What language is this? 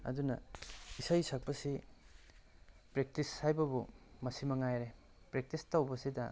Manipuri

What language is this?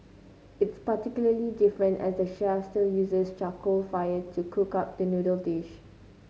English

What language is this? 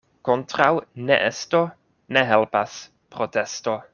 Esperanto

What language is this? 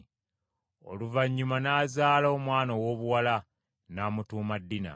Ganda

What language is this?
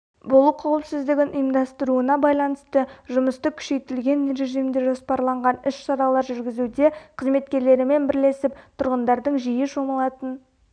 Kazakh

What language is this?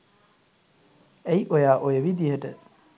Sinhala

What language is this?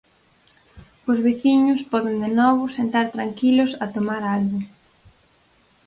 Galician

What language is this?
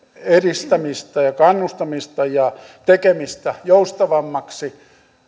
Finnish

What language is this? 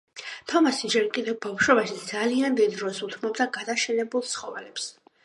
Georgian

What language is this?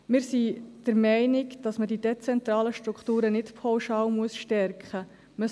Swiss German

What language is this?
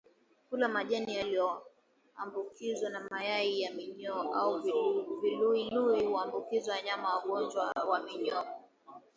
Swahili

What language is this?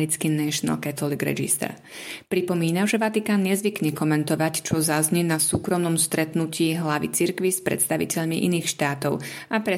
Slovak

